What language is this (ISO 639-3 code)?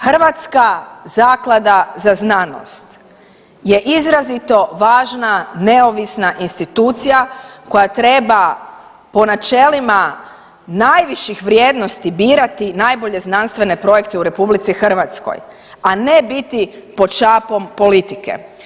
hrv